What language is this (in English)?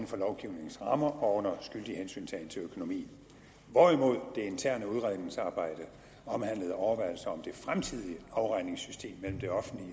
Danish